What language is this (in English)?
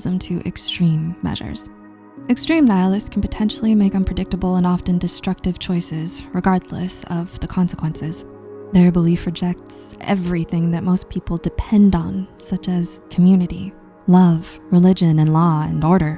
English